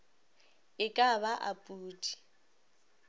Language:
Northern Sotho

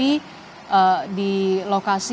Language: Indonesian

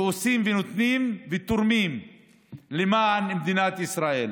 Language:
Hebrew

